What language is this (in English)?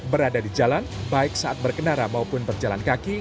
Indonesian